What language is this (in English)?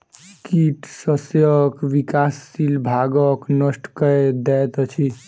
Maithili